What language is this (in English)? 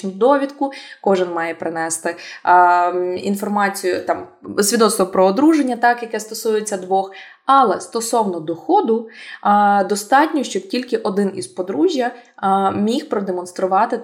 Ukrainian